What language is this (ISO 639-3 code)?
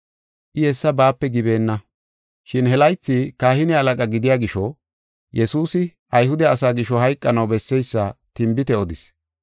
gof